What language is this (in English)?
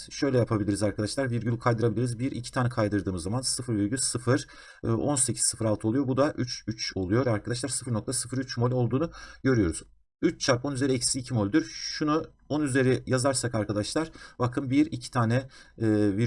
Turkish